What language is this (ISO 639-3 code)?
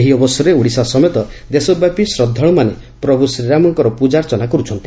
ori